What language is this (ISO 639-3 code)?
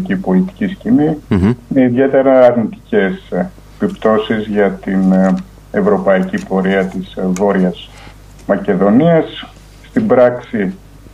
ell